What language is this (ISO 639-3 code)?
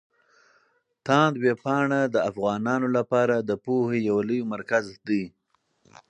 pus